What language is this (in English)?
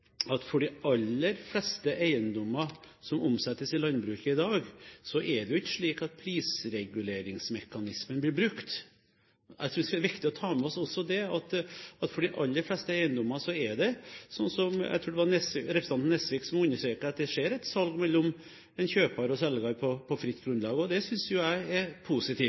Norwegian Bokmål